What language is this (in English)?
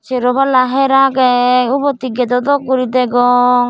Chakma